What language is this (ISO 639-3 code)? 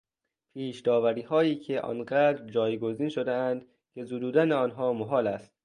fas